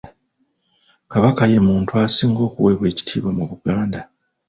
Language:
Ganda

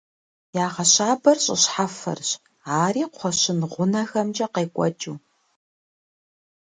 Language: Kabardian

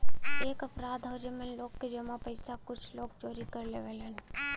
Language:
Bhojpuri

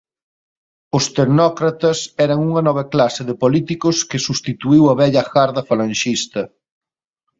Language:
Galician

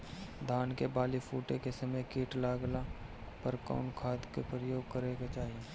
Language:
Bhojpuri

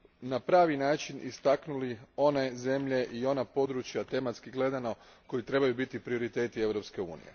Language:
Croatian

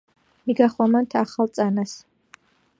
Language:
Georgian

